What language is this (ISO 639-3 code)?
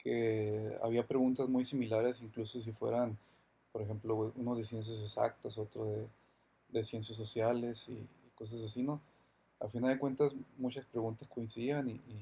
spa